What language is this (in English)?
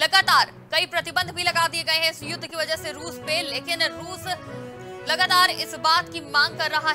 Hindi